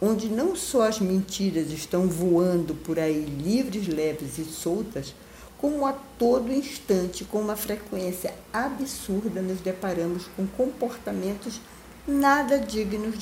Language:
Portuguese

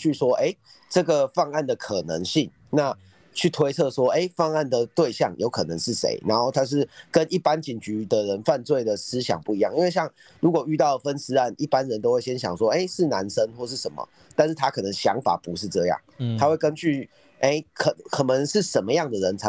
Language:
Chinese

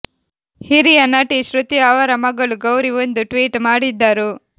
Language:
Kannada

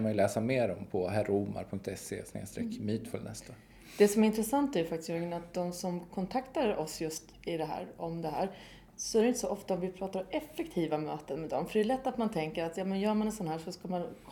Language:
Swedish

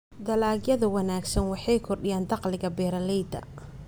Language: Somali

